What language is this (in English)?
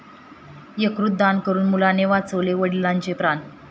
Marathi